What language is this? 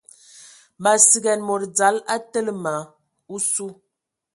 Ewondo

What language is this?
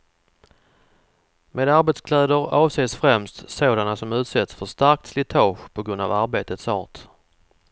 Swedish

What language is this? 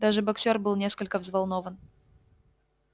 Russian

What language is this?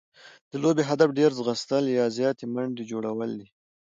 Pashto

